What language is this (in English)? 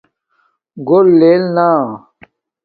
Domaaki